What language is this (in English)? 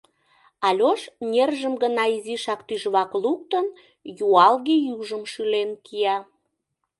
Mari